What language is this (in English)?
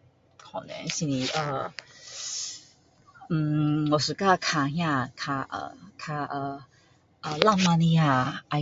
Min Dong Chinese